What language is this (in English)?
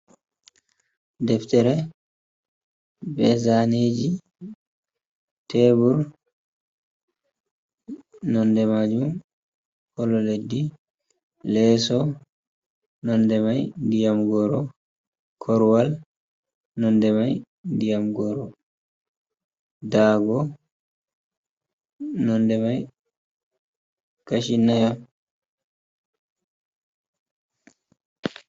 Fula